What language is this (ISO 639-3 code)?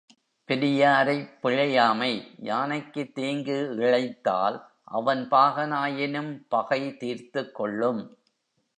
tam